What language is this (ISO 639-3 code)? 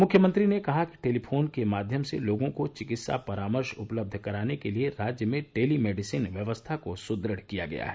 hin